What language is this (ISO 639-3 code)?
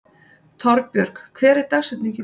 isl